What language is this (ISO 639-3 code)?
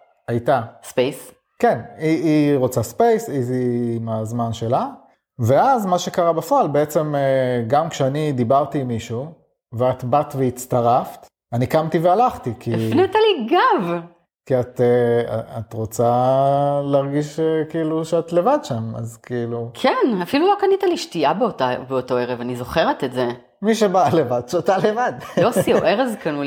heb